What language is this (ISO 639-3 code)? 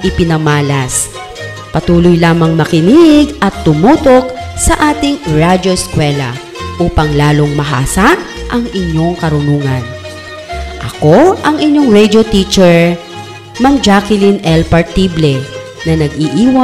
fil